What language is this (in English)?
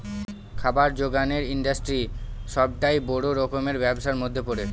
Bangla